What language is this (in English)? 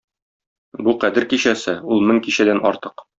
Tatar